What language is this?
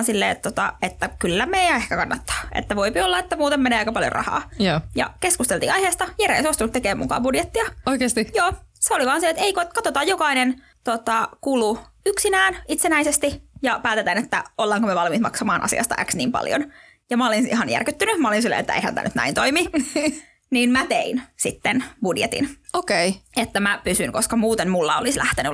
Finnish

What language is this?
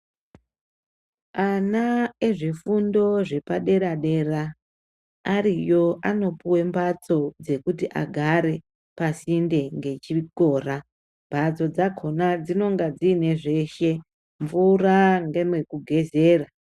Ndau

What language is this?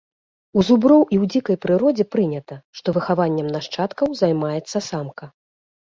Belarusian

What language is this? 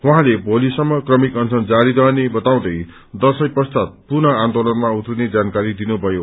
Nepali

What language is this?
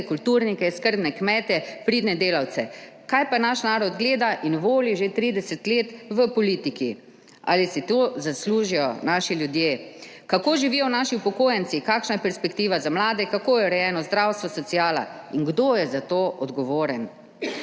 Slovenian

